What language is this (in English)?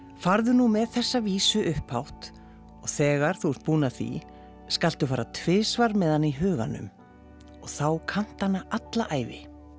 Icelandic